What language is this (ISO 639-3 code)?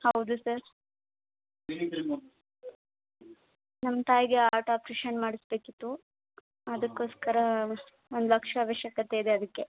kan